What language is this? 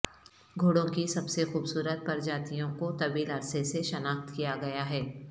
Urdu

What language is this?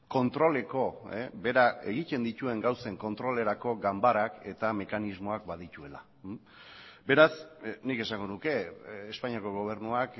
Basque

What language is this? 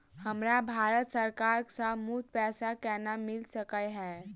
Maithili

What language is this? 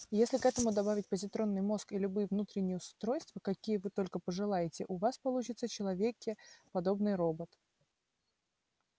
Russian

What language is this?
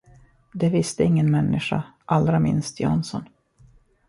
Swedish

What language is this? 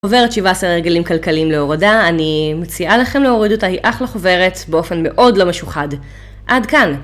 Hebrew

